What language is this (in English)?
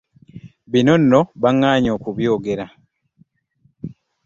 Ganda